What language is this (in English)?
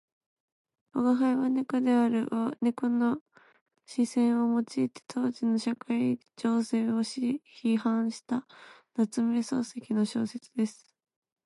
Japanese